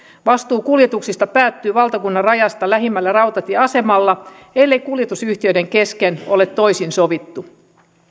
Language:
Finnish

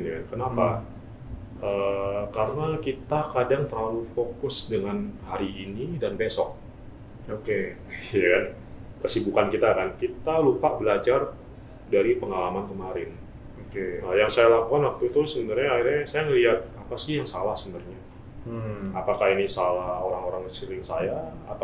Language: Indonesian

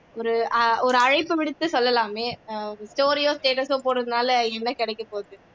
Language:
Tamil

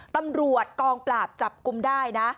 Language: Thai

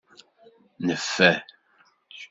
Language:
Kabyle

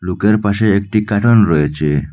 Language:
Bangla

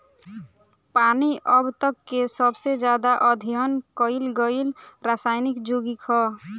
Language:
Bhojpuri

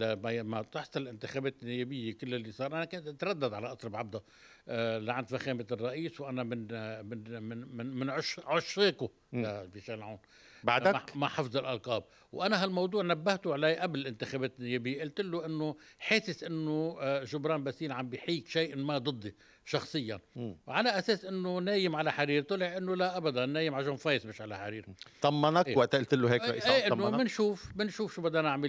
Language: Arabic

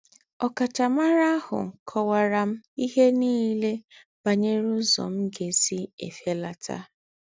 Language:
Igbo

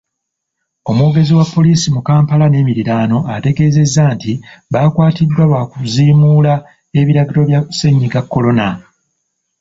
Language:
Ganda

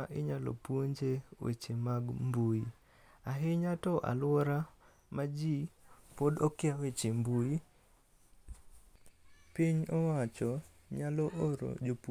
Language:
Luo (Kenya and Tanzania)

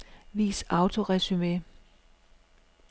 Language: Danish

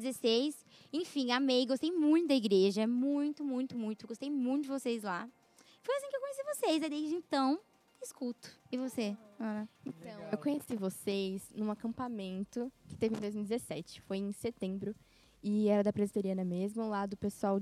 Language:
Portuguese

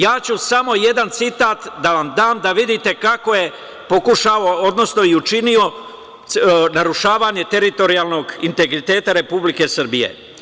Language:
Serbian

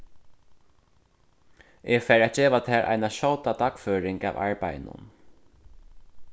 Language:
Faroese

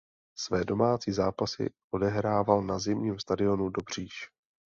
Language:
Czech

